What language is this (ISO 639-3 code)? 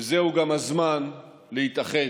heb